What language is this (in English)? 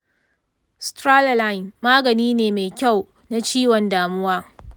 Hausa